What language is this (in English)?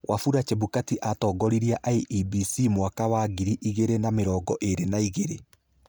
Kikuyu